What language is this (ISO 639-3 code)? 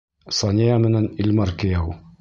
bak